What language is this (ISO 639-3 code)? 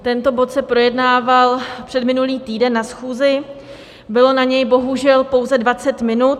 ces